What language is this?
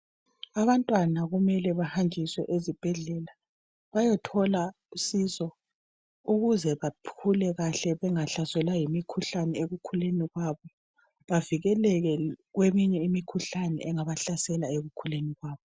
North Ndebele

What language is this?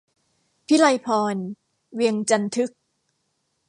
Thai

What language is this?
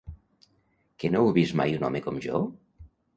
Catalan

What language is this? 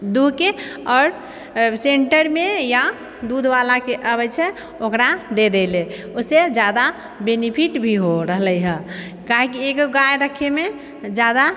Maithili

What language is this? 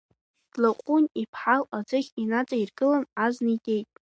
Abkhazian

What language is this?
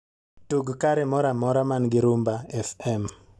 Luo (Kenya and Tanzania)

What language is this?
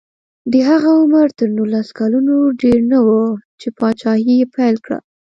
Pashto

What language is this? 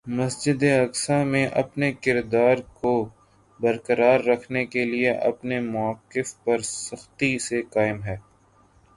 Urdu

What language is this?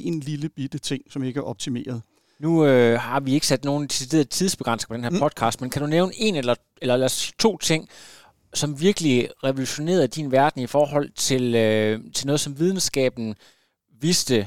Danish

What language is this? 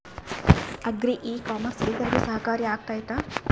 Kannada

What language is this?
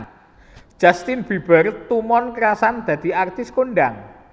Javanese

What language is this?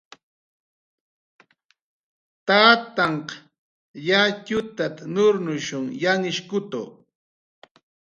Jaqaru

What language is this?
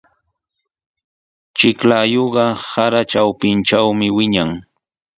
Sihuas Ancash Quechua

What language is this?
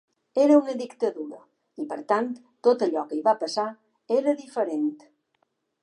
Catalan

